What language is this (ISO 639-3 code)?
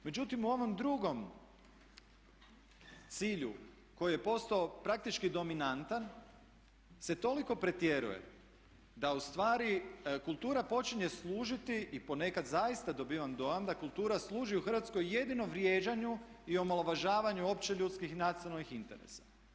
hrv